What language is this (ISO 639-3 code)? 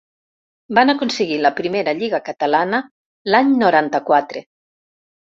cat